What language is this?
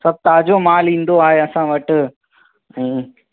Sindhi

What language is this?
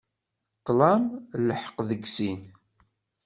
Kabyle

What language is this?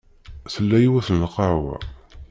Kabyle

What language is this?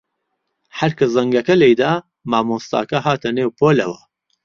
Central Kurdish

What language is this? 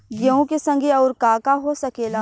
Bhojpuri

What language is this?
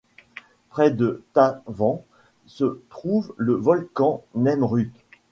French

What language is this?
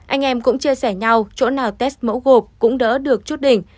Vietnamese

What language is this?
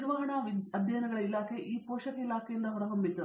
Kannada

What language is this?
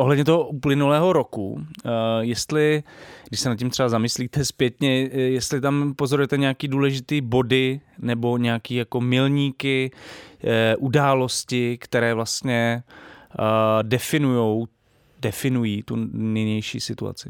Czech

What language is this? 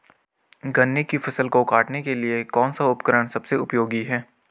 Hindi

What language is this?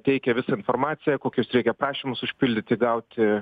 Lithuanian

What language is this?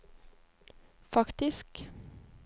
Norwegian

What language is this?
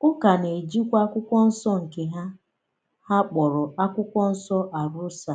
Igbo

